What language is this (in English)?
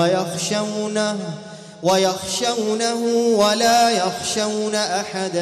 Arabic